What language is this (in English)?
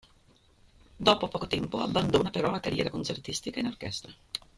Italian